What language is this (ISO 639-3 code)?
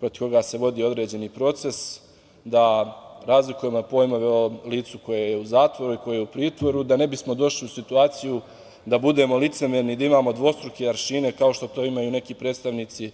srp